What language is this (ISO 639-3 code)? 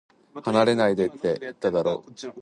jpn